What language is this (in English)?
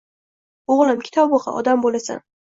Uzbek